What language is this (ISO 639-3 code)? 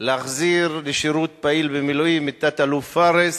heb